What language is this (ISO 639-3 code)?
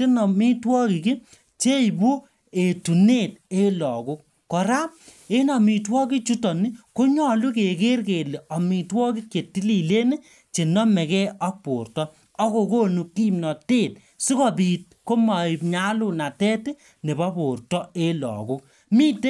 kln